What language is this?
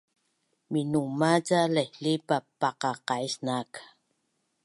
Bunun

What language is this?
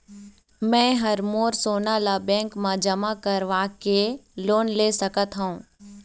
Chhattisgarhi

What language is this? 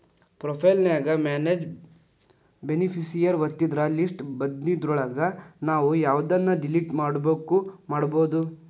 Kannada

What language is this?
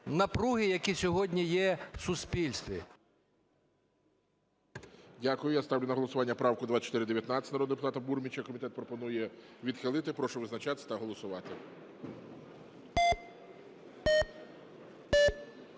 Ukrainian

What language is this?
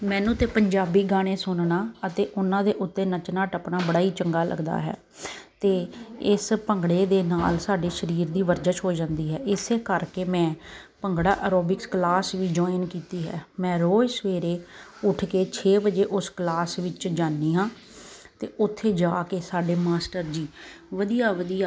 Punjabi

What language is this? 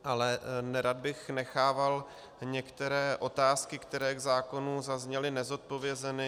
Czech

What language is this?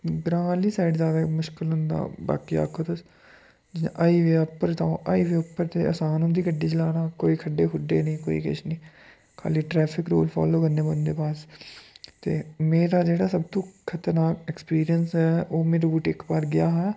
Dogri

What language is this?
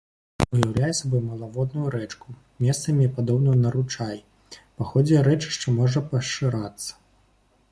Belarusian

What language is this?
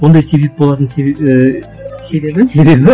Kazakh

